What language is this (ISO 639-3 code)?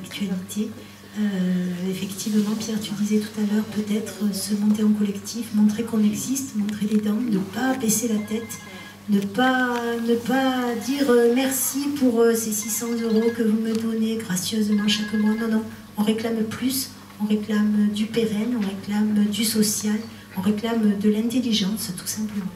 fra